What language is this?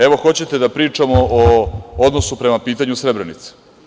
Serbian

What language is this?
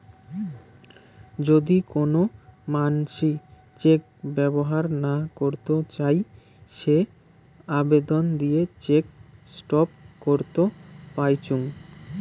Bangla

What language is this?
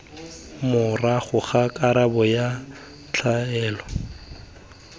Tswana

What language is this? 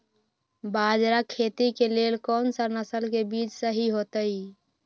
Magahi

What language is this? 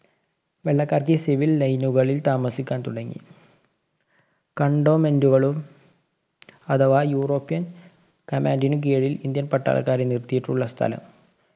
Malayalam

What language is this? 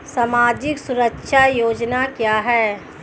Hindi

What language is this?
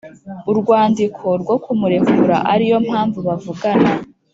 Kinyarwanda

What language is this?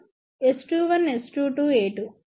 Telugu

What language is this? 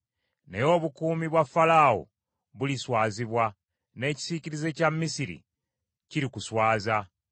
Ganda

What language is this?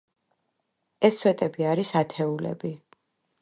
Georgian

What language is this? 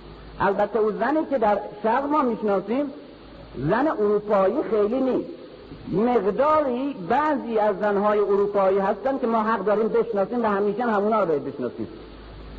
Persian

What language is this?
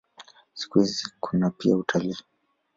Swahili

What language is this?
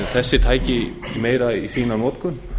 Icelandic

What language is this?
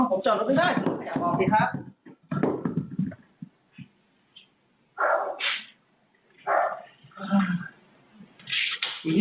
Thai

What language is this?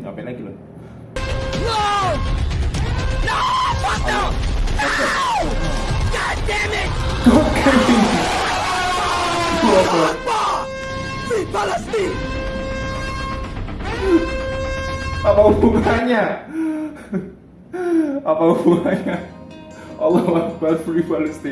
Indonesian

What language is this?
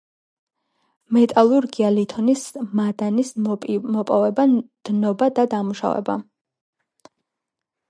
Georgian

